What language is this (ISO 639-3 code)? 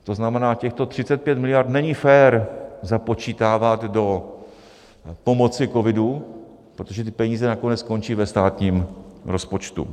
ces